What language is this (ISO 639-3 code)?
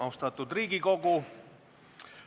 est